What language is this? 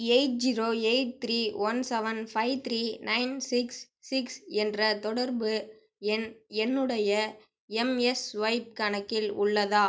Tamil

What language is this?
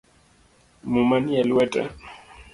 Luo (Kenya and Tanzania)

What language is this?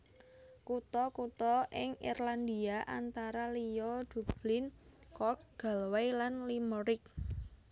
Javanese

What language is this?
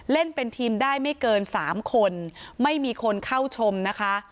Thai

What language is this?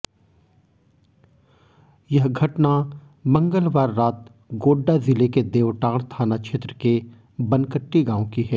Hindi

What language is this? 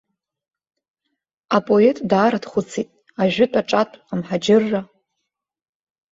Abkhazian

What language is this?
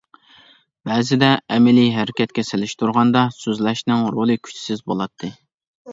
Uyghur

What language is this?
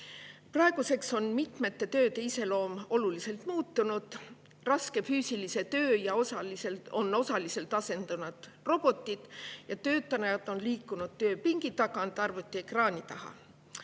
Estonian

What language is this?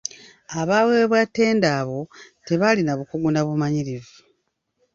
Ganda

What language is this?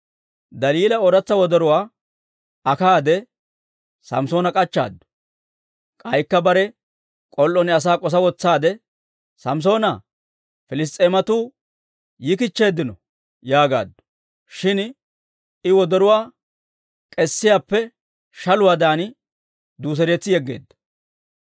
Dawro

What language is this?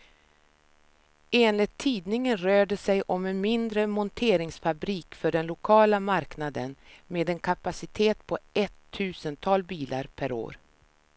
Swedish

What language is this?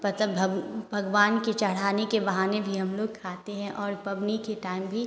Hindi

